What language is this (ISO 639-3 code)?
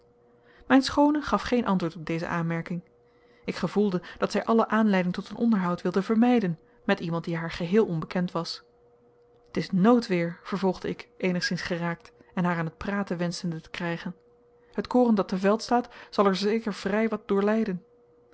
nld